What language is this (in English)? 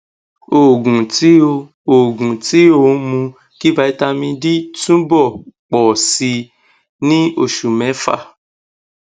Yoruba